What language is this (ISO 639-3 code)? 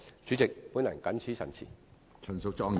yue